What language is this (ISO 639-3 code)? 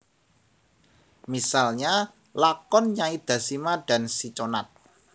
jav